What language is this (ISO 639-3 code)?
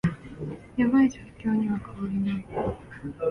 jpn